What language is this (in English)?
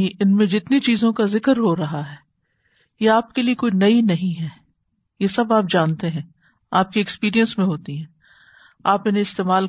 Urdu